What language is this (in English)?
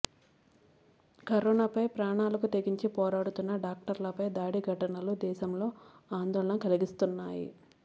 Telugu